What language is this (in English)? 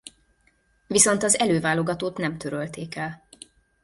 Hungarian